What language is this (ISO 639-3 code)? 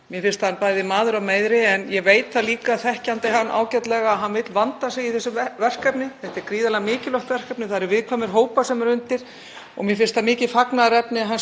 isl